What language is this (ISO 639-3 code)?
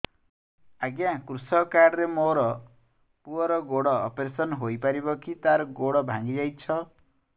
ori